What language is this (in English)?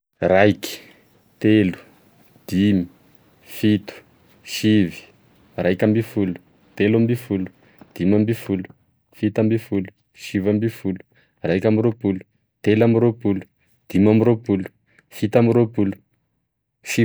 Tesaka Malagasy